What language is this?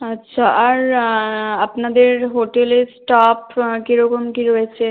Bangla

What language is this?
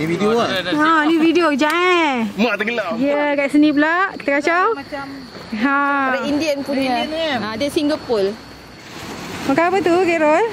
Malay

